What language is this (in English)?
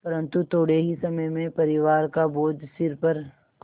Hindi